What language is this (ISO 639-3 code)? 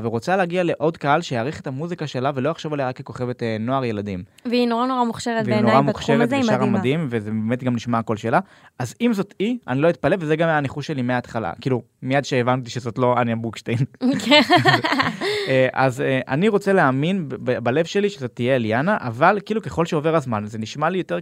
heb